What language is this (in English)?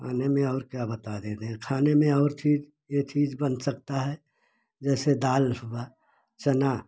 Hindi